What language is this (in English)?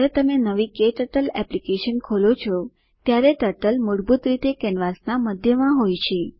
Gujarati